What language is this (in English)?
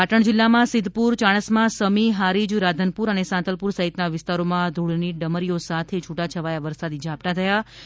Gujarati